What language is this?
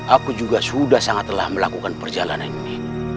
Indonesian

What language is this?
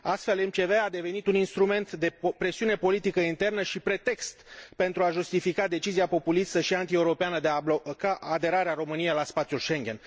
Romanian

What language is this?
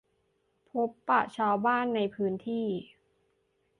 Thai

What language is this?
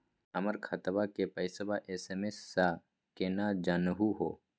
Magahi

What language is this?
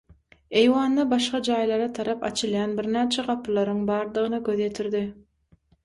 Turkmen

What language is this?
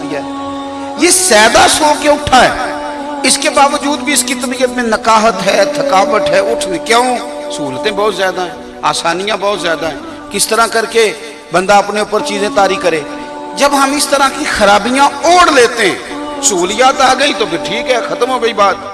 Hindi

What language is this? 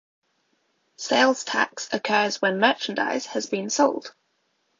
English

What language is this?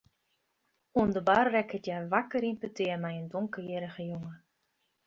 Western Frisian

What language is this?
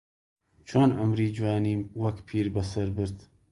Central Kurdish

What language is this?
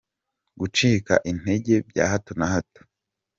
Kinyarwanda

